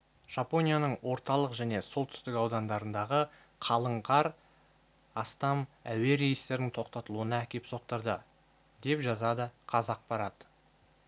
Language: Kazakh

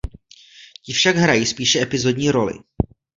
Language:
Czech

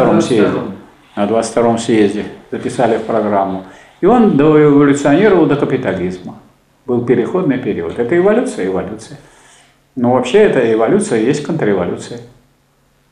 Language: Russian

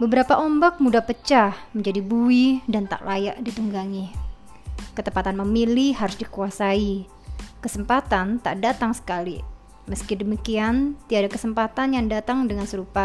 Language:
Indonesian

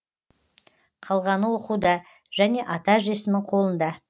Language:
Kazakh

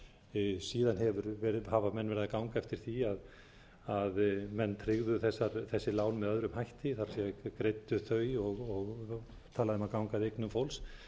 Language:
Icelandic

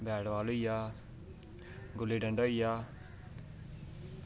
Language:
Dogri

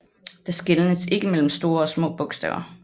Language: Danish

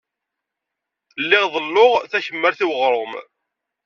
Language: Kabyle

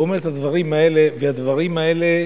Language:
Hebrew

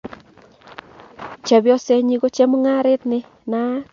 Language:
Kalenjin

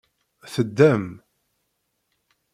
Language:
Kabyle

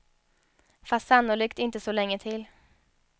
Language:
Swedish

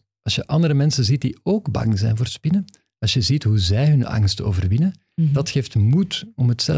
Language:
Dutch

